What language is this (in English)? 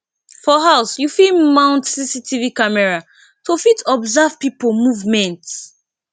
Nigerian Pidgin